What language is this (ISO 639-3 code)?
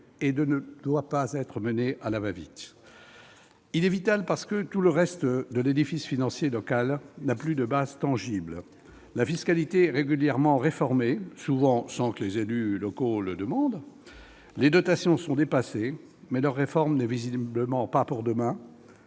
fra